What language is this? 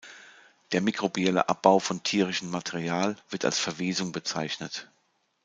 German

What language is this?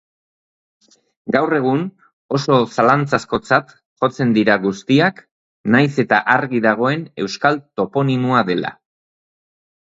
Basque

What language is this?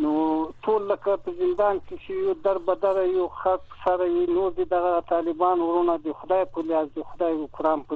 Persian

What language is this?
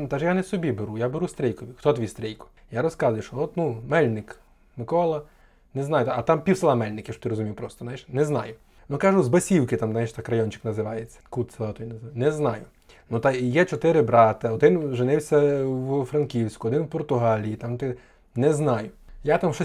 Ukrainian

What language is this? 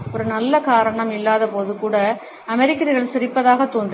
Tamil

